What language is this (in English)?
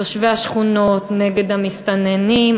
Hebrew